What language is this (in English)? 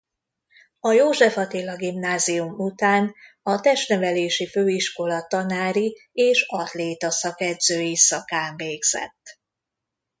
Hungarian